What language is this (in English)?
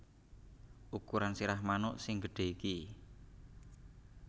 Javanese